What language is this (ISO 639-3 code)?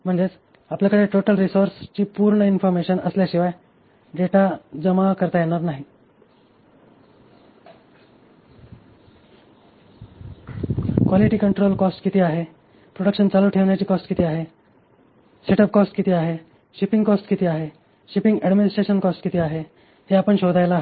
mar